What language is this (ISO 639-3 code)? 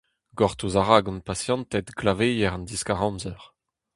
bre